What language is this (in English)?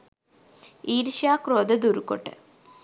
Sinhala